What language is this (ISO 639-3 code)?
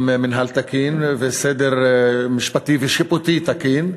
heb